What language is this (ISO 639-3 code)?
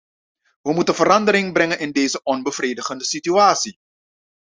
nld